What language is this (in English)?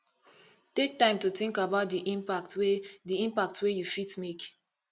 Nigerian Pidgin